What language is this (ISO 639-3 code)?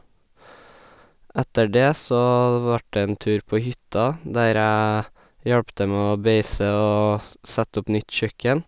nor